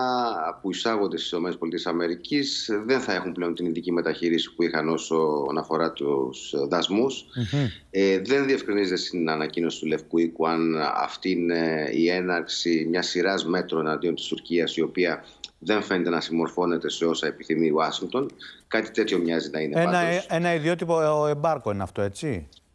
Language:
Greek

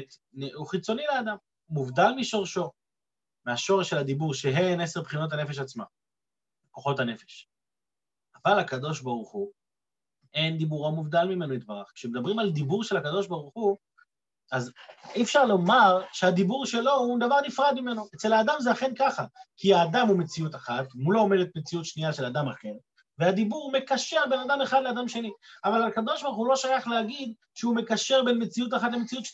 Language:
Hebrew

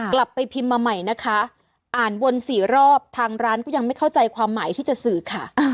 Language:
Thai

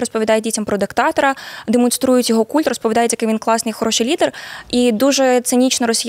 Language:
Ukrainian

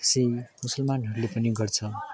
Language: Nepali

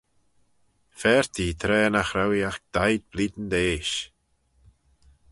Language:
Manx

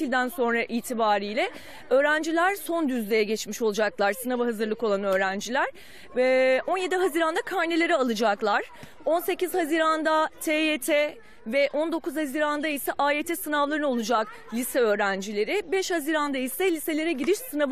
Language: Turkish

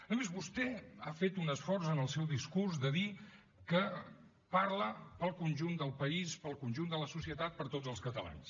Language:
Catalan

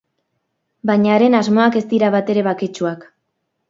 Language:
Basque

